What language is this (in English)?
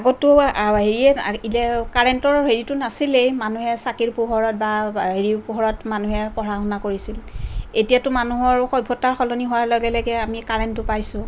Assamese